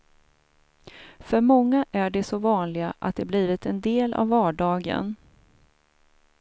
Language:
Swedish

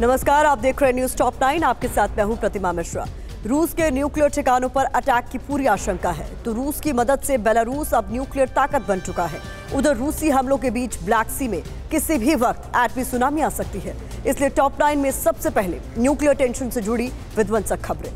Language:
Hindi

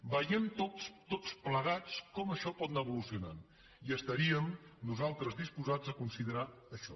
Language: Catalan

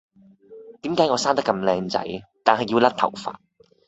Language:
Cantonese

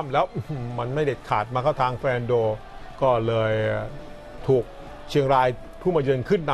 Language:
Thai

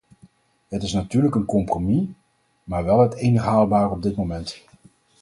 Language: Dutch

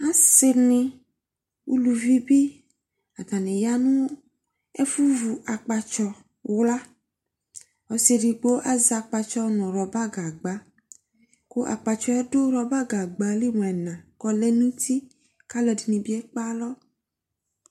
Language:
Ikposo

